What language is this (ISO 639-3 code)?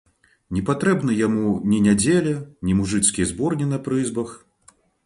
bel